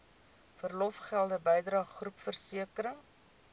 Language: Afrikaans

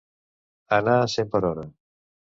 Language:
Catalan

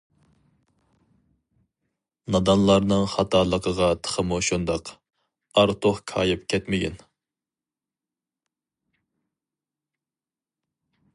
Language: Uyghur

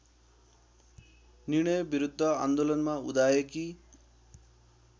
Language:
Nepali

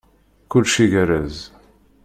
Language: Kabyle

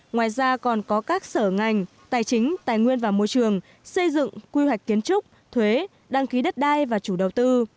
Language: Vietnamese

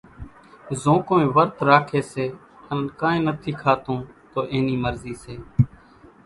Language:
Kachi Koli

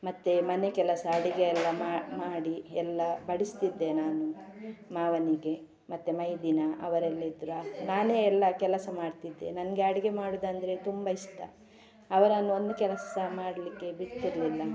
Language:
Kannada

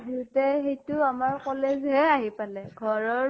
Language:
Assamese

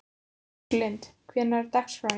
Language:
Icelandic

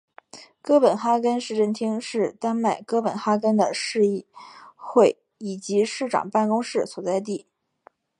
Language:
Chinese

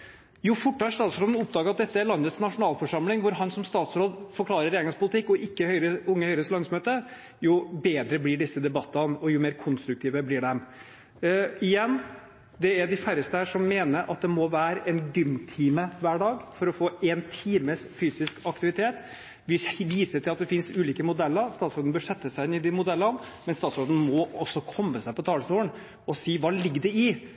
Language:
Norwegian Bokmål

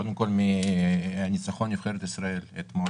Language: Hebrew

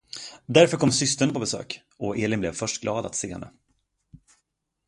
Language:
Swedish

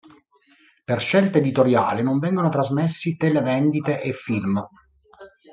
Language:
Italian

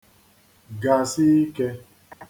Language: Igbo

